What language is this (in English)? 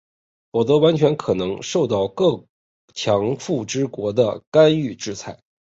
Chinese